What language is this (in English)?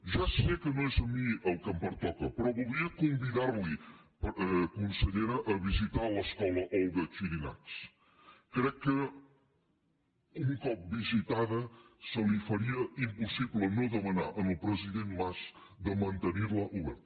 Catalan